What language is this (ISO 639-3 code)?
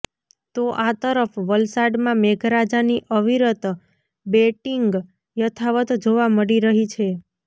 guj